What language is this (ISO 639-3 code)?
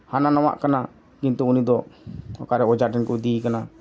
sat